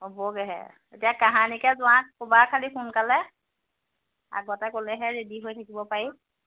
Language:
Assamese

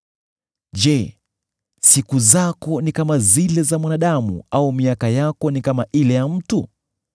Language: Swahili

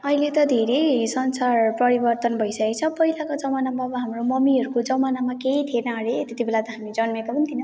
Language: Nepali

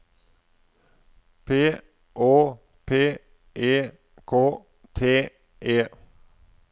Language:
Norwegian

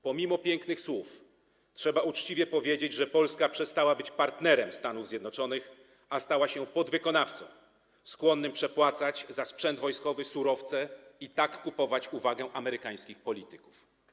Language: Polish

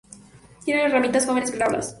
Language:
Spanish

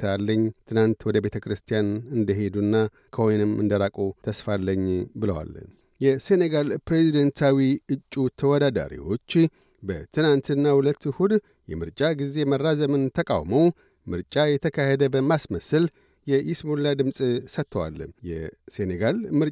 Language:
Amharic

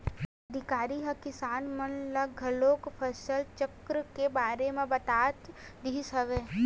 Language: Chhattisgarhi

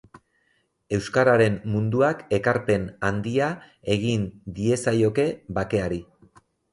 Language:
Basque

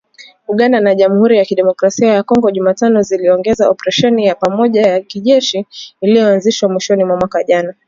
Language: Swahili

